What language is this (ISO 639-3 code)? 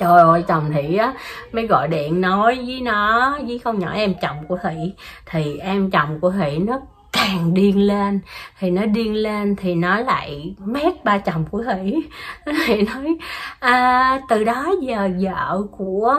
vie